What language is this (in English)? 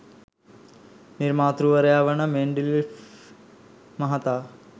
Sinhala